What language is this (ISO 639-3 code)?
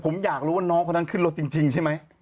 tha